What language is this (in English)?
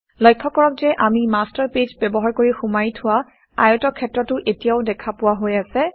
Assamese